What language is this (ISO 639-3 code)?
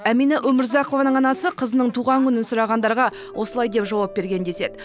kaz